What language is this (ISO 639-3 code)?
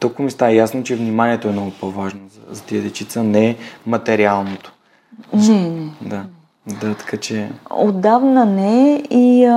bul